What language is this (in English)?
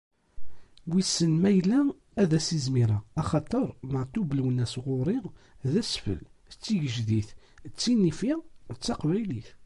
Kabyle